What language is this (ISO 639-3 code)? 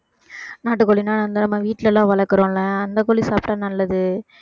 tam